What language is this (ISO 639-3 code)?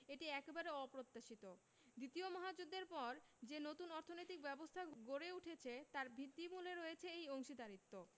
ben